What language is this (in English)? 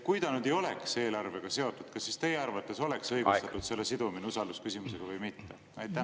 Estonian